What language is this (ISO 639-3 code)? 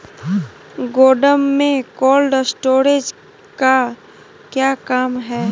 mag